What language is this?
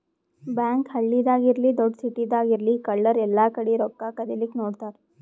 Kannada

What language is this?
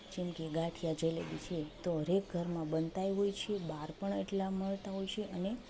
Gujarati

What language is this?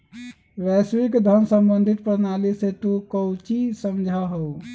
Magahi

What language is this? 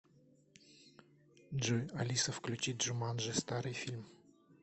Russian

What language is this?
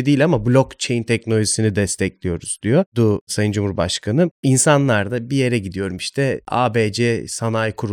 Turkish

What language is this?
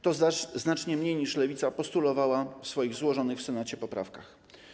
Polish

